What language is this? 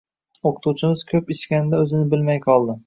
Uzbek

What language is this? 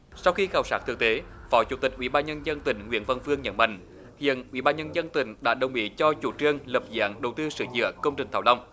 Vietnamese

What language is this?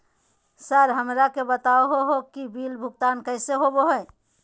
Magahi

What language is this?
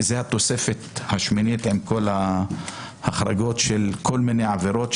Hebrew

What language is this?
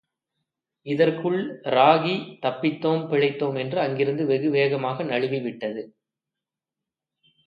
Tamil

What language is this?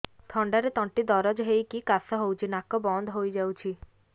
Odia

